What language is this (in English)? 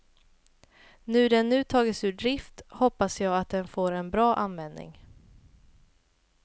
Swedish